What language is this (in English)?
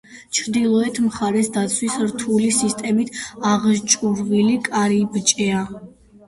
Georgian